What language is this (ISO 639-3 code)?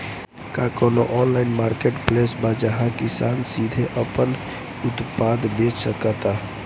bho